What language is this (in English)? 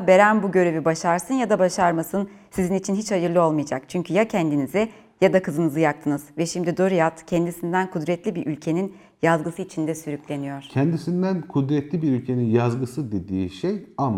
Turkish